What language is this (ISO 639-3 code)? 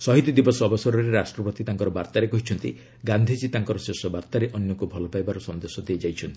ori